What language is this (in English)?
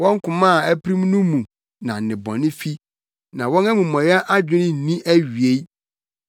Akan